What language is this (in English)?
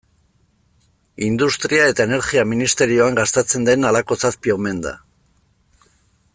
Basque